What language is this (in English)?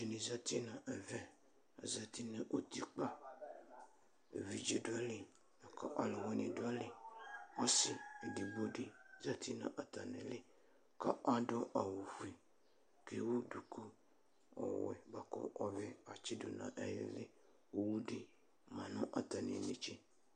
Ikposo